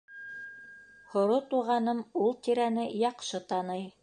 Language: Bashkir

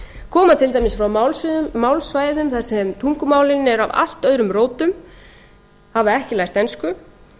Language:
Icelandic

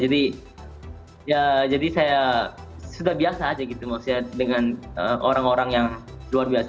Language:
Indonesian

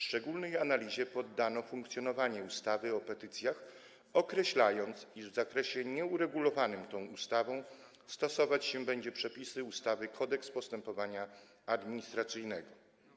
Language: Polish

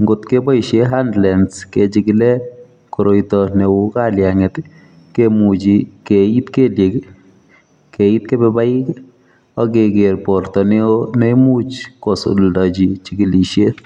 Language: Kalenjin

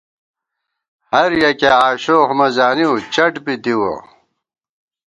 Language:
Gawar-Bati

